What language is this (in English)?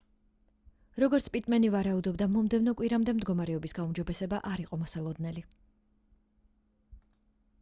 Georgian